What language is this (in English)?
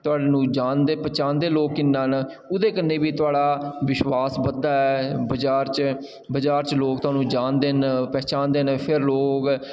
Dogri